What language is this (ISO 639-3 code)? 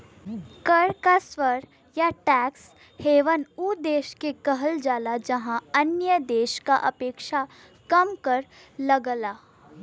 bho